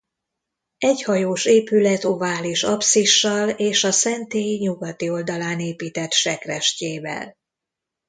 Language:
Hungarian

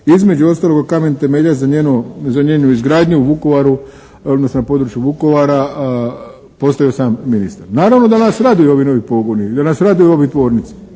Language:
Croatian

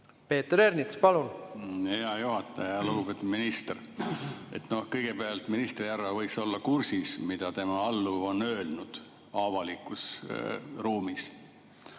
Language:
Estonian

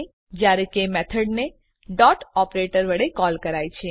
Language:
Gujarati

